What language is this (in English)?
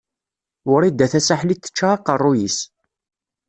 Kabyle